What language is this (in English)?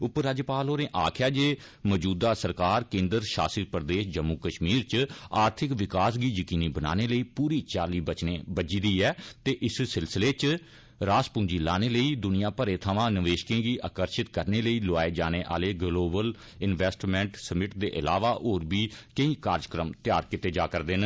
Dogri